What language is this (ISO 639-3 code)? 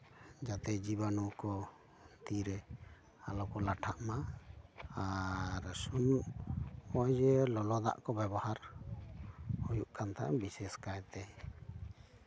sat